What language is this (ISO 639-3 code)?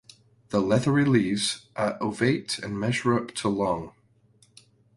eng